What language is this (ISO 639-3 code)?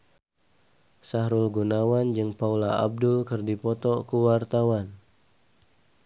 sun